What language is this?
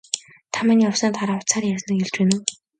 Mongolian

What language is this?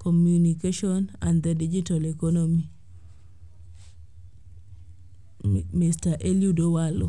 Luo (Kenya and Tanzania)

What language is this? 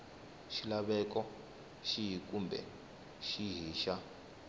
Tsonga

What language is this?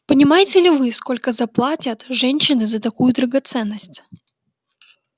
Russian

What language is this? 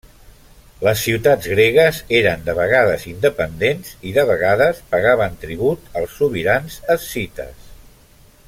Catalan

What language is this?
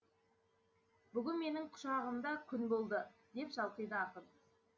Kazakh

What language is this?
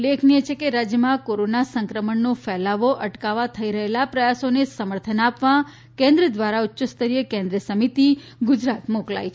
Gujarati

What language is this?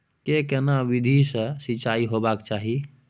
Maithili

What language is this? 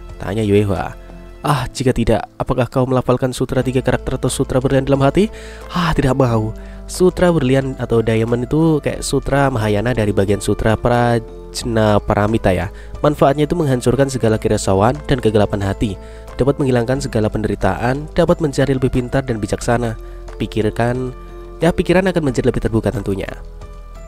Indonesian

